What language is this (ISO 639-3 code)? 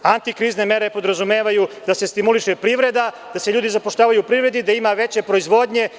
srp